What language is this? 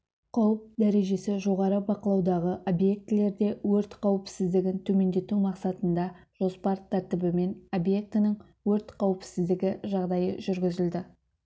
Kazakh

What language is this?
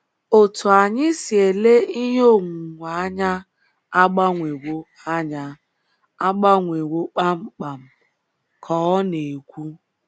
Igbo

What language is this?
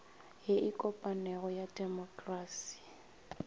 Northern Sotho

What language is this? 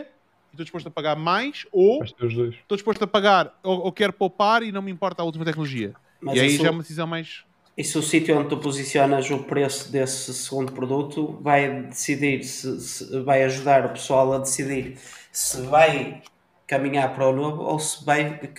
Portuguese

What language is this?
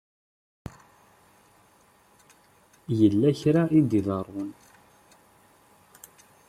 Kabyle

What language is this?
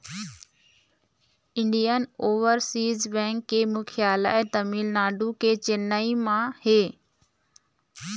Chhattisgarhi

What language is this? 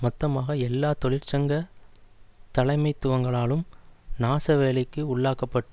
Tamil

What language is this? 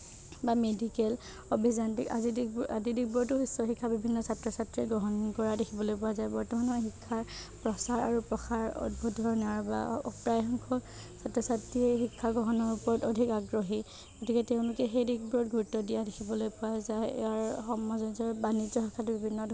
Assamese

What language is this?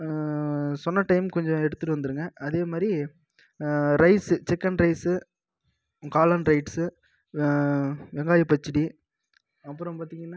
Tamil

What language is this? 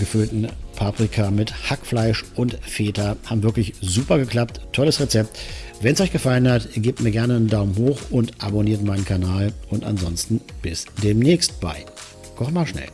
German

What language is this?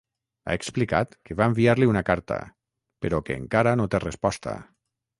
Catalan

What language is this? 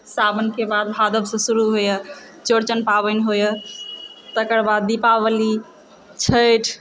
Maithili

